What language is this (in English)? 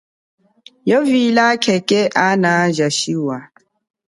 Chokwe